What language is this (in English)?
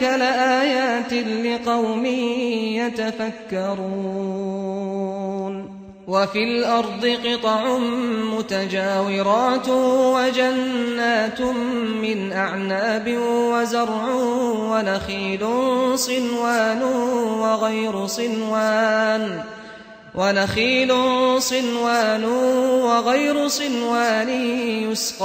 Arabic